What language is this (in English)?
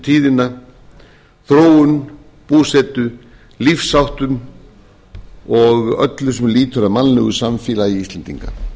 Icelandic